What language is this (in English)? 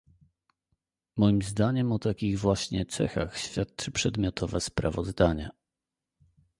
Polish